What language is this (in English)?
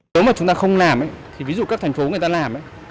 Vietnamese